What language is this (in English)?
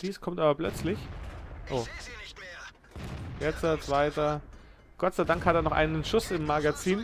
German